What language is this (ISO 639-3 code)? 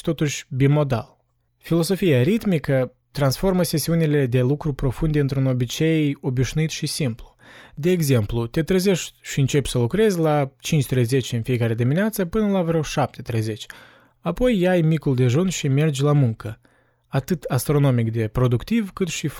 ron